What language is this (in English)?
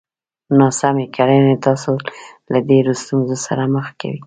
Pashto